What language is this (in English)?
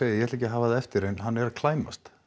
Icelandic